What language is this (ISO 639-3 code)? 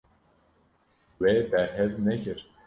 kur